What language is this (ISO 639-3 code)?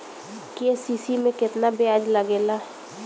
bho